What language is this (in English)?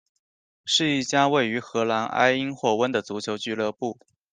Chinese